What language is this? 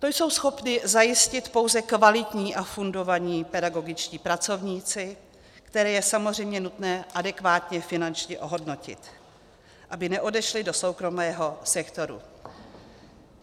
Czech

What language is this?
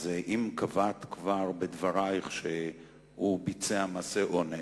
Hebrew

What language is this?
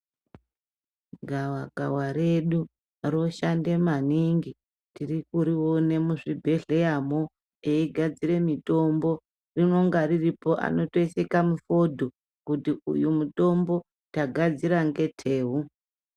Ndau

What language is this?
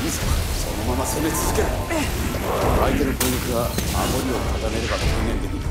Japanese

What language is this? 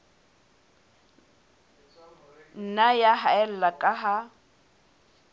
Southern Sotho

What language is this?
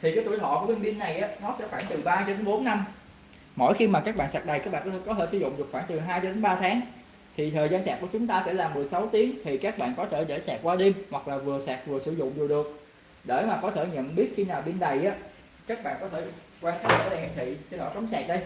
Vietnamese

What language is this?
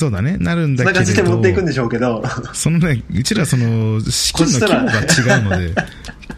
Japanese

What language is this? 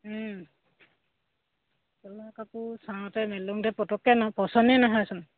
Assamese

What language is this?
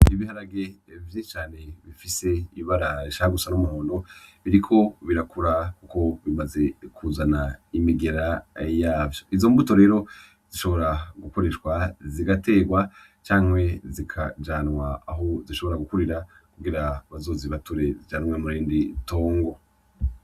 Rundi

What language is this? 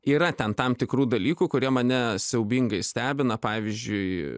Lithuanian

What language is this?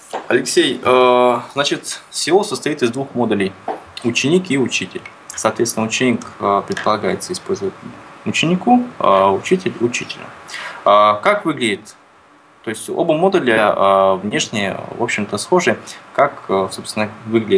Russian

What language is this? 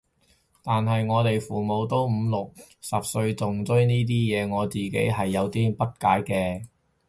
Cantonese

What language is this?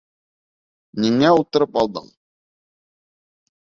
Bashkir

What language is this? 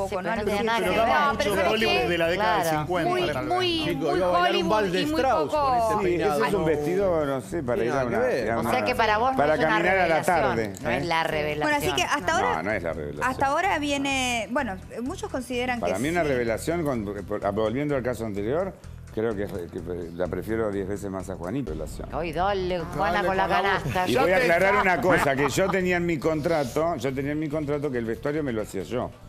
Spanish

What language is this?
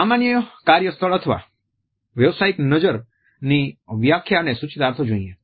Gujarati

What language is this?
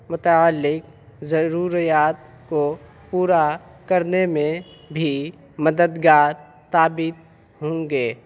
Urdu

